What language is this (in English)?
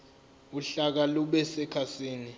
Zulu